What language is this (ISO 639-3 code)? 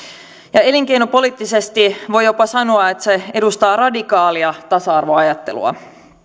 fin